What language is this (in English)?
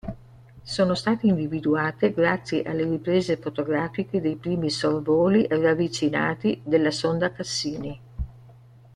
Italian